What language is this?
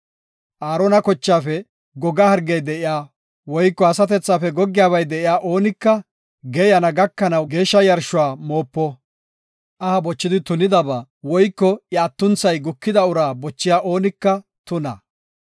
Gofa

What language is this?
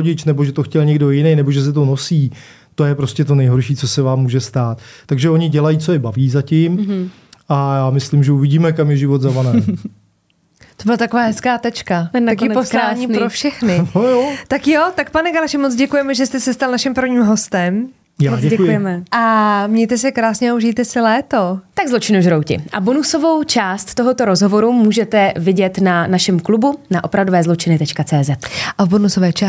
Czech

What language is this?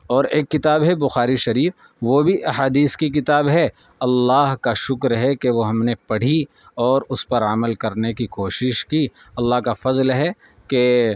Urdu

